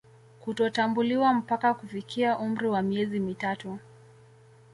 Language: Swahili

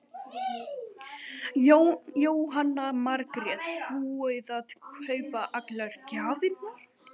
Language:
Icelandic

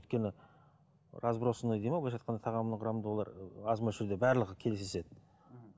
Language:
Kazakh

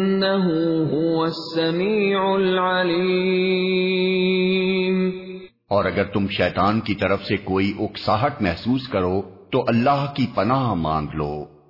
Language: Urdu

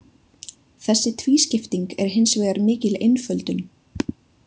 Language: Icelandic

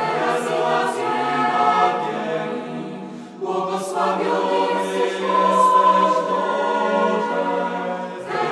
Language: Polish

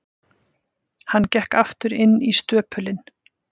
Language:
Icelandic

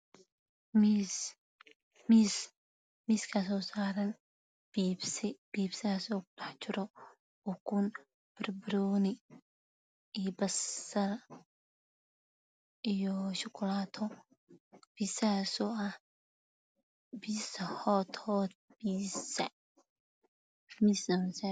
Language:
Somali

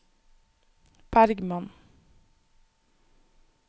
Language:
Norwegian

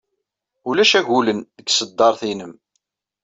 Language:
Kabyle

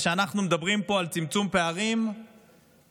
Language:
Hebrew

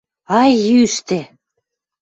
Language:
Western Mari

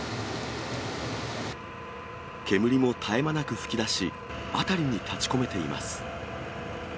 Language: Japanese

